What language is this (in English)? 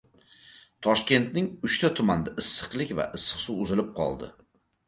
Uzbek